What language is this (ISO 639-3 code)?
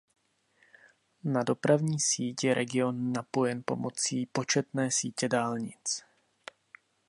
ces